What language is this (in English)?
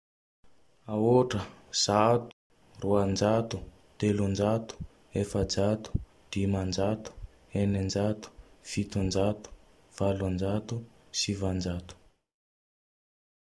Tandroy-Mahafaly Malagasy